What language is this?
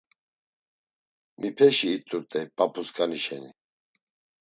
Laz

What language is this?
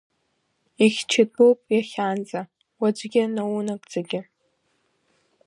Abkhazian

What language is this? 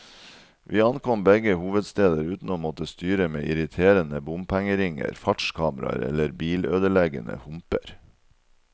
Norwegian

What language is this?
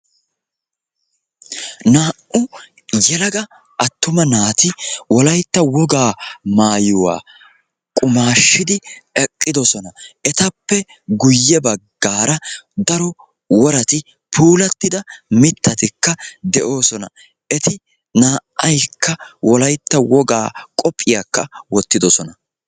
Wolaytta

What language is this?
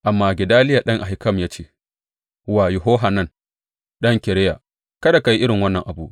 Hausa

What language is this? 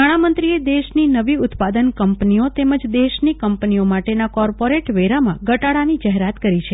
Gujarati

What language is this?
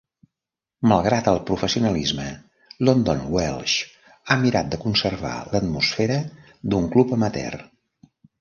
Catalan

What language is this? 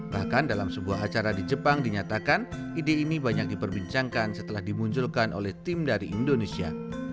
Indonesian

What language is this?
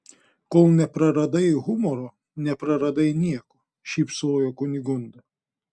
Lithuanian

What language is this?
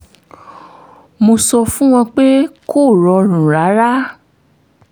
Yoruba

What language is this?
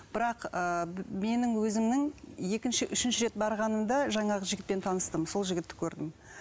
Kazakh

